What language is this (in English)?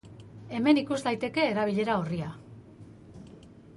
Basque